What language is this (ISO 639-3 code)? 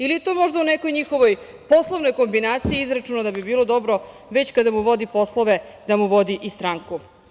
srp